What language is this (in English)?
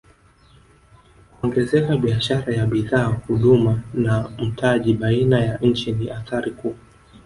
Swahili